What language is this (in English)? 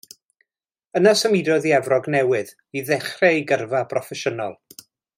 Welsh